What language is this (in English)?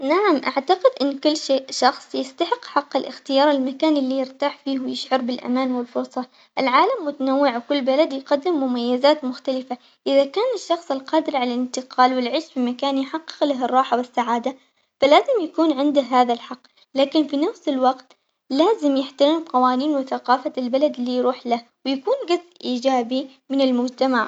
Omani Arabic